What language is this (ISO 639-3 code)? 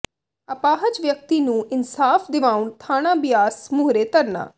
pan